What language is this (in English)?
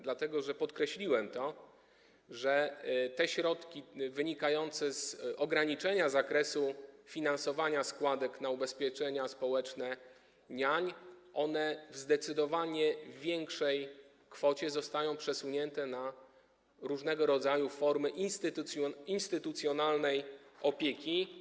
Polish